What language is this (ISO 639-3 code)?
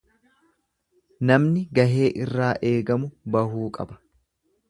orm